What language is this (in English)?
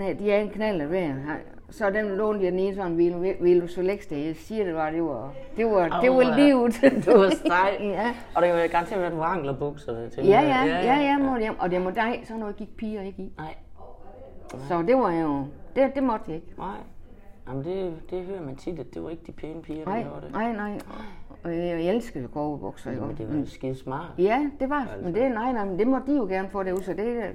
Danish